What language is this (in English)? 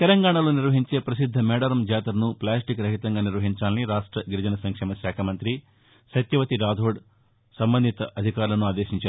Telugu